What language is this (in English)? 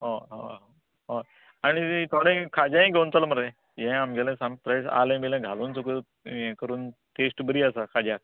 Konkani